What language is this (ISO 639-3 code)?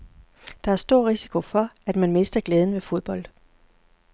dan